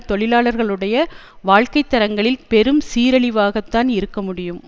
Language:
Tamil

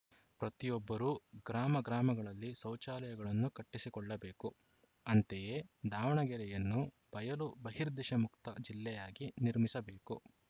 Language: Kannada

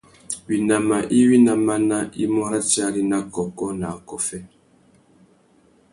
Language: Tuki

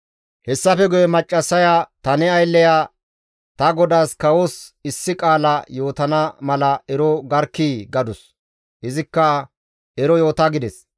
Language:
Gamo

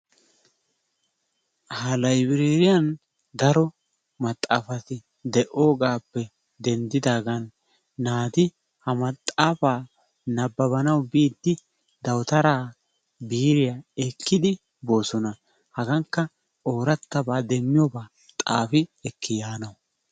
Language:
Wolaytta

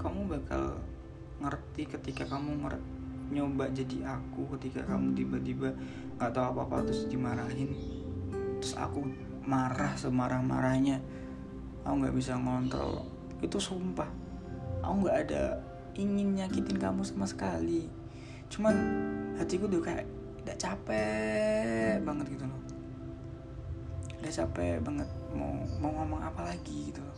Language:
Indonesian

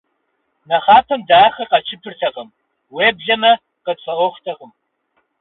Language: Kabardian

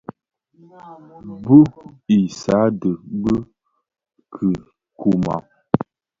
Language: Bafia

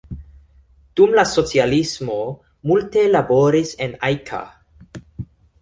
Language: Esperanto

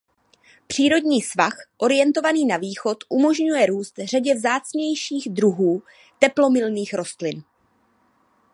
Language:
Czech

